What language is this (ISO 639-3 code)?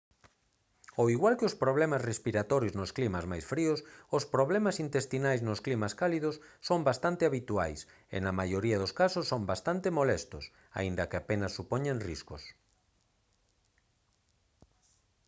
glg